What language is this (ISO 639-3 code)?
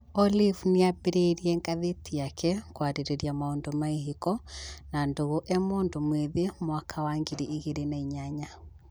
kik